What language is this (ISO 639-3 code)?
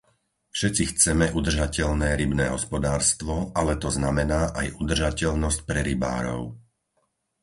slk